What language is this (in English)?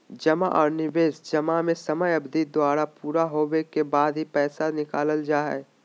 Magahi